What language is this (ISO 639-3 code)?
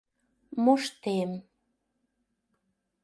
chm